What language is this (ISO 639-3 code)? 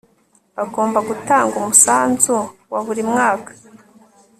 kin